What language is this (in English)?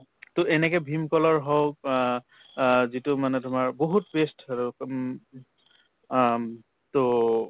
Assamese